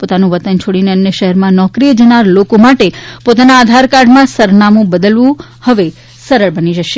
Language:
Gujarati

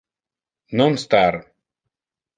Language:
Interlingua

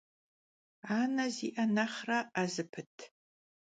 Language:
Kabardian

